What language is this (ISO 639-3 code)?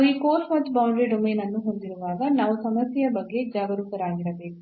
kan